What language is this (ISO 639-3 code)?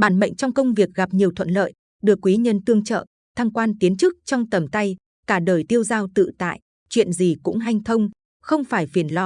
vie